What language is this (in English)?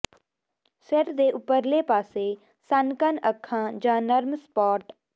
Punjabi